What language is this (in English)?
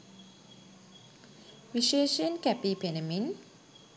Sinhala